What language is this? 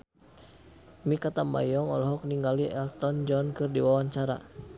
Sundanese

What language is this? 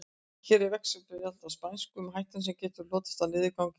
Icelandic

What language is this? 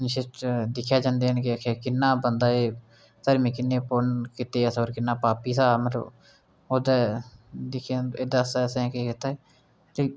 Dogri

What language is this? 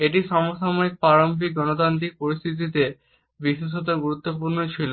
Bangla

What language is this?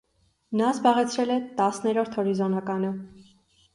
Armenian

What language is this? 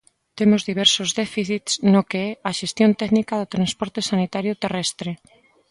Galician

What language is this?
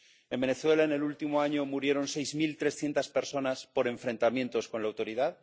Spanish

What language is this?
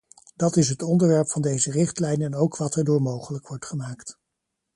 Dutch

